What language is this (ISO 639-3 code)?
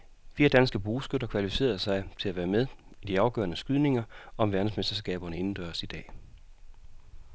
dan